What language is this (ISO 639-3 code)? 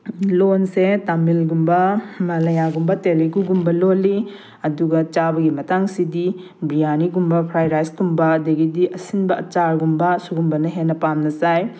mni